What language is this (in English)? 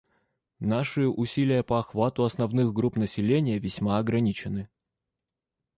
Russian